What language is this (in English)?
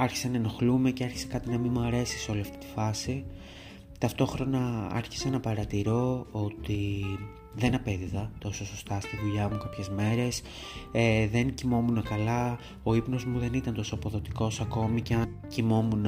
Greek